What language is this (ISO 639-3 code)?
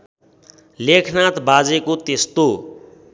nep